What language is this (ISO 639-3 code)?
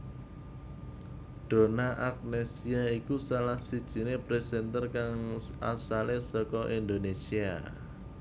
jav